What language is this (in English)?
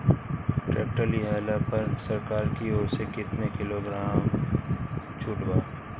Bhojpuri